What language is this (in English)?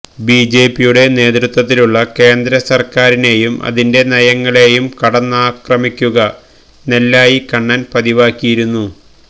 Malayalam